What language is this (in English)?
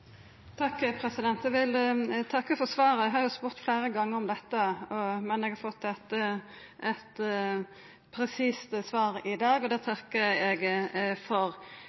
Norwegian